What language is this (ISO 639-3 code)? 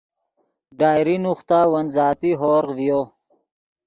ydg